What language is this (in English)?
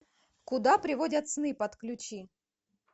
Russian